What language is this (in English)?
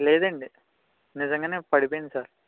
Telugu